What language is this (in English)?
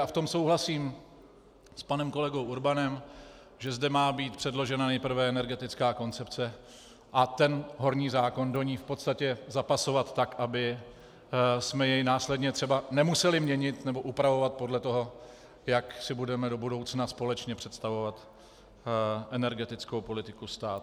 Czech